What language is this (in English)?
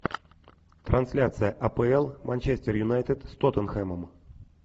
Russian